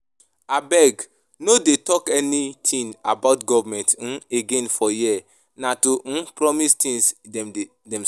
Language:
Nigerian Pidgin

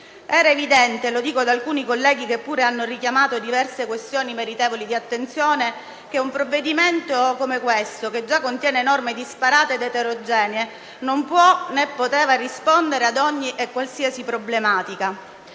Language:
Italian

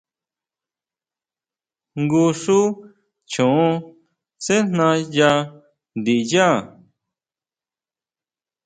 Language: Huautla Mazatec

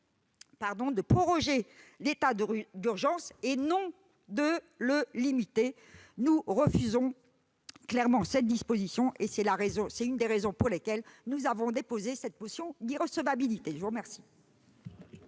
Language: French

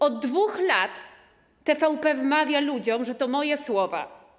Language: Polish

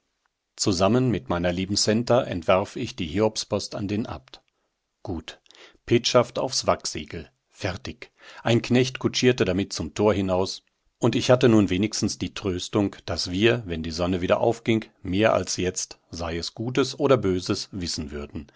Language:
German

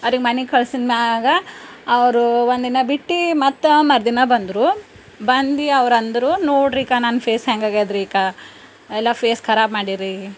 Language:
Kannada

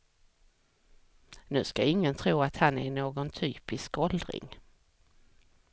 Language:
Swedish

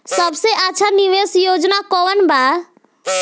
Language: Bhojpuri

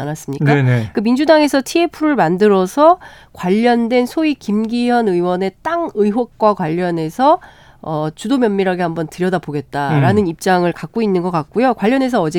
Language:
Korean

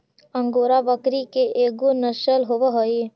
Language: Magahi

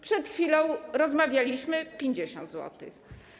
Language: Polish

